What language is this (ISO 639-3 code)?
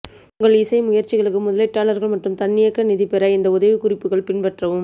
tam